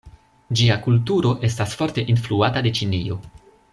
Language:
Esperanto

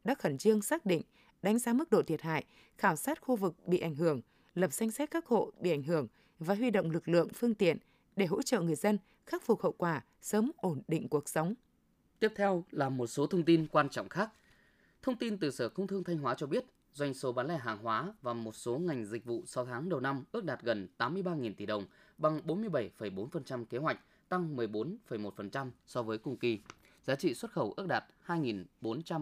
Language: Vietnamese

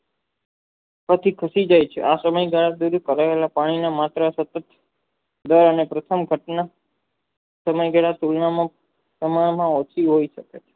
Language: Gujarati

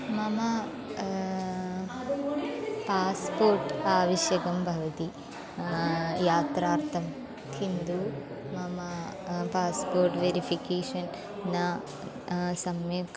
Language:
Sanskrit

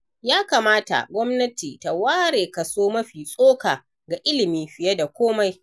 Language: Hausa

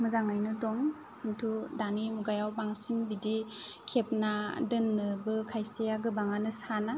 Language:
Bodo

